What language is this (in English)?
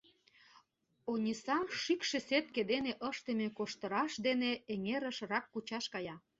Mari